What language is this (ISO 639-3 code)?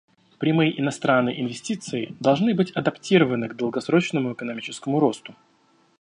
rus